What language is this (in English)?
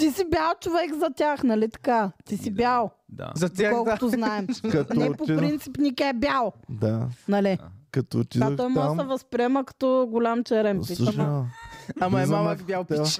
Bulgarian